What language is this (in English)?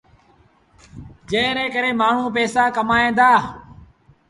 Sindhi Bhil